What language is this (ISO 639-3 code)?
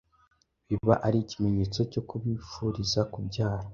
kin